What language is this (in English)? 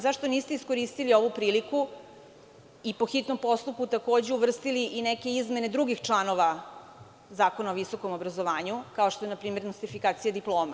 Serbian